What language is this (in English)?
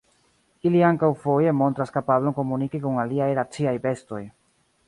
Esperanto